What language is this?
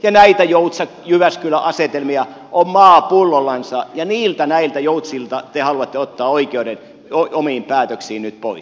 Finnish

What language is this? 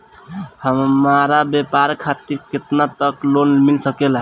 Bhojpuri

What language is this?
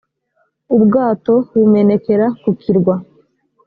Kinyarwanda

